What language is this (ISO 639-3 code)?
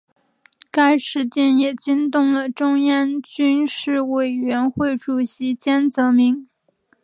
zho